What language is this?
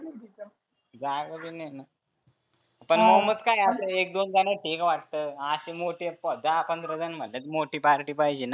Marathi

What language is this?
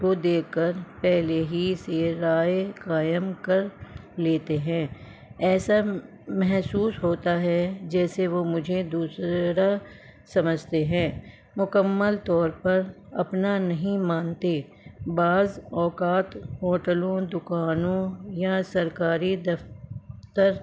Urdu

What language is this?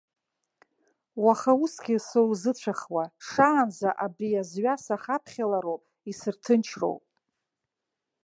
Abkhazian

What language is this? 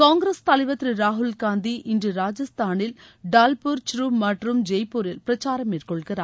Tamil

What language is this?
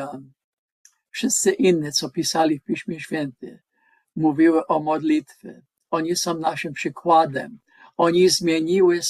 Polish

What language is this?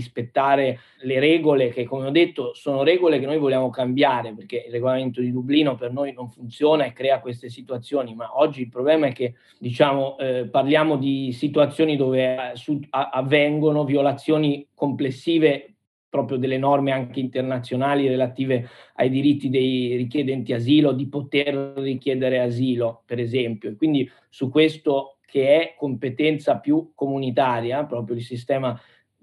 Italian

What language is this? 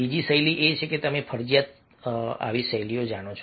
Gujarati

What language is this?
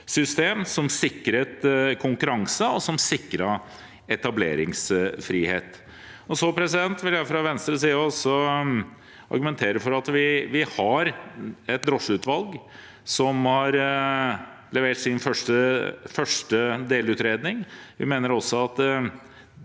Norwegian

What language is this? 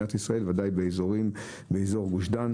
Hebrew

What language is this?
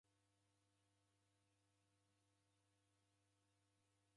Taita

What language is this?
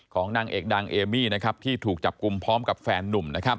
Thai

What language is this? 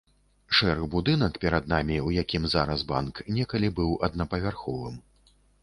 Belarusian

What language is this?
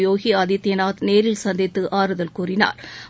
Tamil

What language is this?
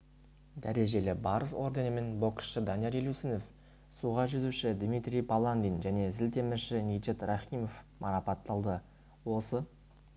Kazakh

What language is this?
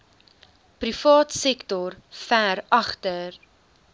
Afrikaans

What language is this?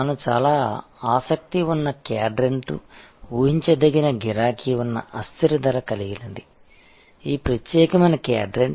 Telugu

